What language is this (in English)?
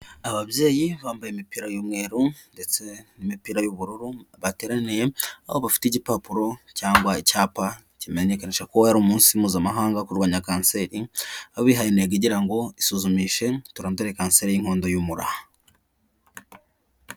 Kinyarwanda